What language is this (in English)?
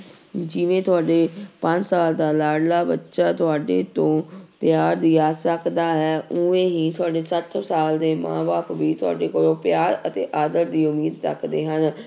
Punjabi